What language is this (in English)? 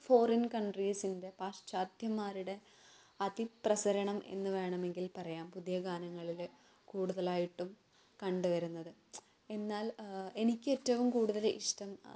Malayalam